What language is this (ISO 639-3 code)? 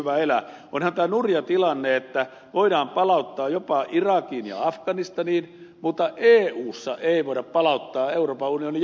fin